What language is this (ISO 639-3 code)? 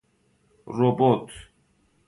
fas